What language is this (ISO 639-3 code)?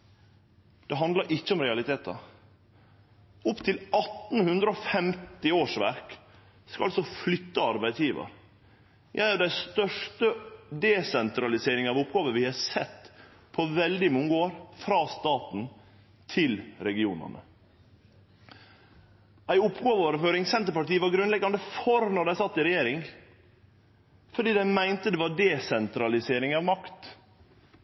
nno